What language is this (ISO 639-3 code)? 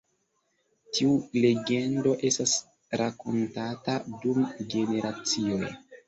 epo